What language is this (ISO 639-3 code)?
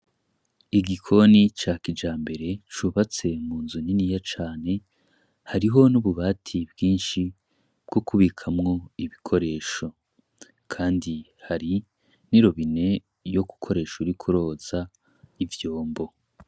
run